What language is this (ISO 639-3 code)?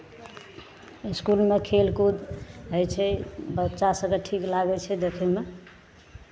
mai